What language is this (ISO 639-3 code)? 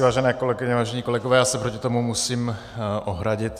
ces